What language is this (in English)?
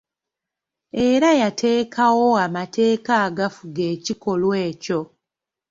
Ganda